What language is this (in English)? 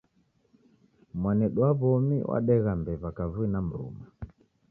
Taita